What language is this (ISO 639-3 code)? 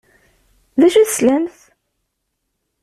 kab